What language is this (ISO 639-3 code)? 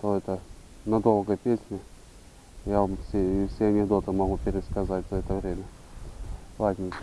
rus